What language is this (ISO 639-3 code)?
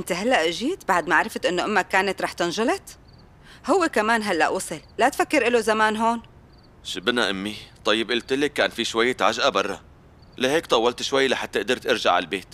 ara